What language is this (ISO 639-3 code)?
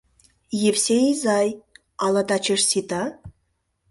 chm